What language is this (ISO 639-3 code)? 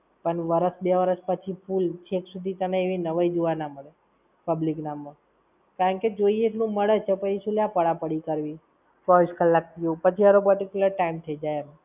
guj